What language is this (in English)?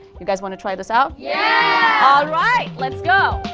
English